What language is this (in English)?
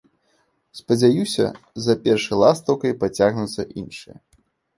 Belarusian